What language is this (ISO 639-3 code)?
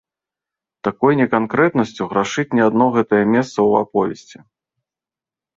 bel